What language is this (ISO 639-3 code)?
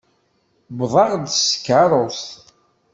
kab